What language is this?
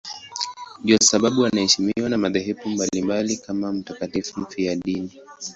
Swahili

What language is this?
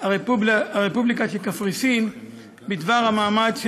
Hebrew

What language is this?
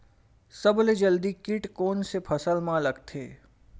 Chhattisgarhi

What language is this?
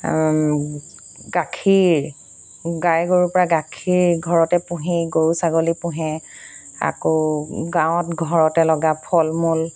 Assamese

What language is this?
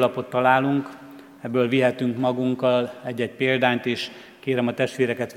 Hungarian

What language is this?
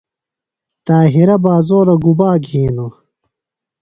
Phalura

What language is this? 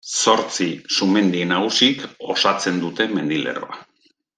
Basque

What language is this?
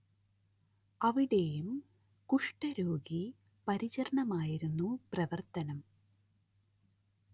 Malayalam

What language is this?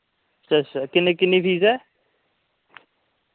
Dogri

